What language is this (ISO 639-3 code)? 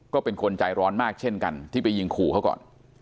tha